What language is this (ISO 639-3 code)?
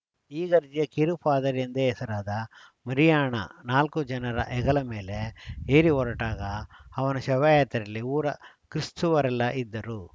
kan